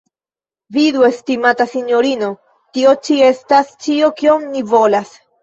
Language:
Esperanto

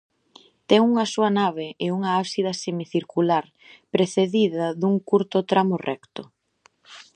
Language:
Galician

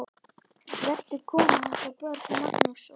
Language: Icelandic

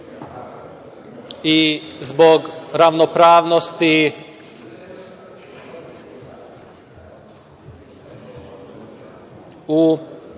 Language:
Serbian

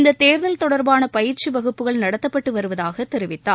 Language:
Tamil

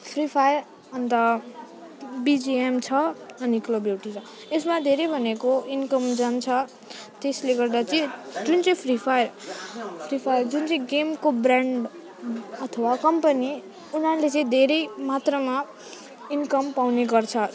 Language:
Nepali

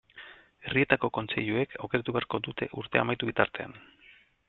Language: Basque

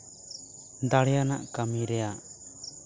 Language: Santali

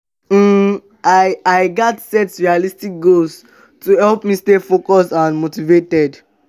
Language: Nigerian Pidgin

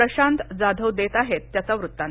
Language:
Marathi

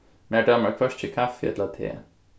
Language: Faroese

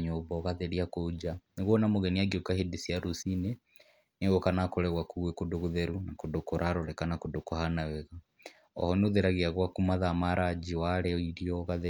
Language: Kikuyu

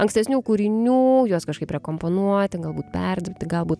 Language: Lithuanian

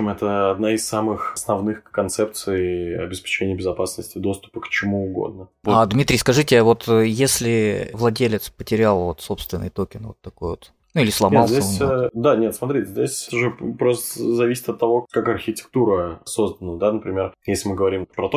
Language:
Russian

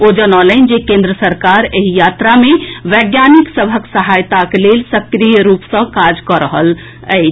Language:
Maithili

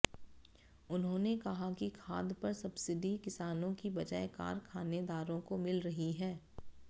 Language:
Hindi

